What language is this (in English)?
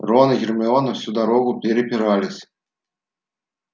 Russian